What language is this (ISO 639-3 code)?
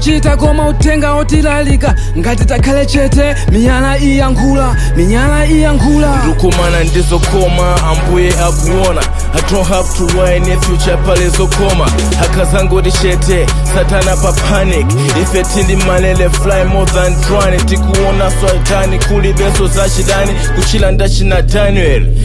ind